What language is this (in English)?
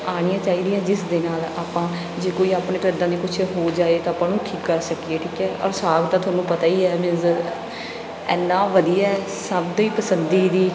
Punjabi